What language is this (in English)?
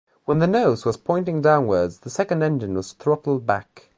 English